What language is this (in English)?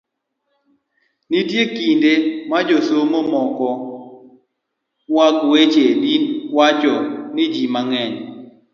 Luo (Kenya and Tanzania)